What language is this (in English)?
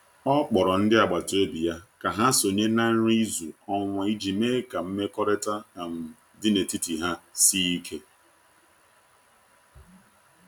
Igbo